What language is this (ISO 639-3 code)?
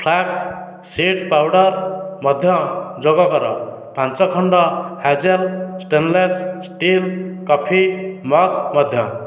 ori